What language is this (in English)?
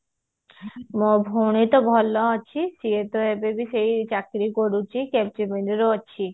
Odia